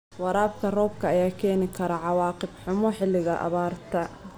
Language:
Somali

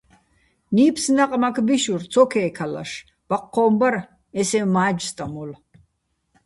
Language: Bats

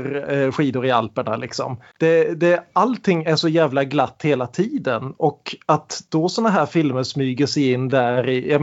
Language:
Swedish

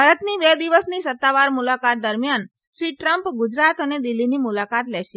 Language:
Gujarati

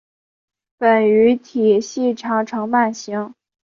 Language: Chinese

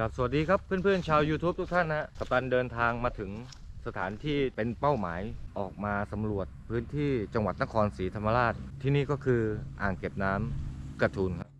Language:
Thai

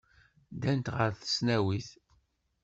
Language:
Kabyle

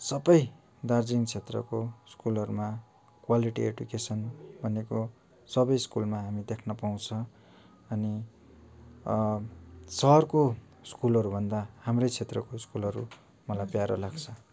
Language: Nepali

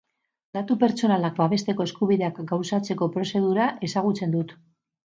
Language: Basque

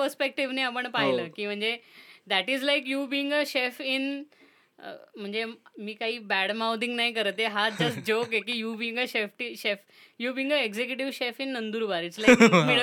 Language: Marathi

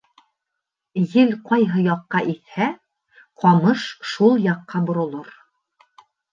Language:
Bashkir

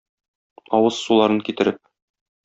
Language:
Tatar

